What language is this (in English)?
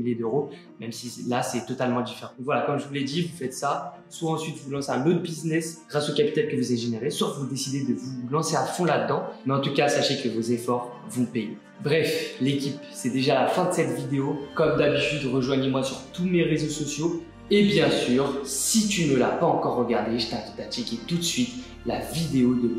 French